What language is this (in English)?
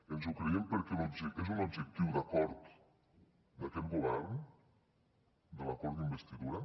Catalan